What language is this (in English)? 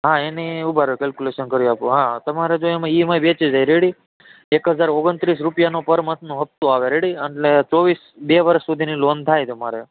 Gujarati